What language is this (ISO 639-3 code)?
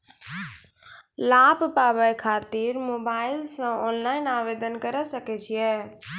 mai